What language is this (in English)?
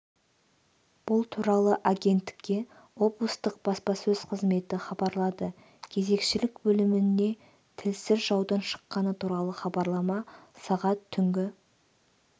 Kazakh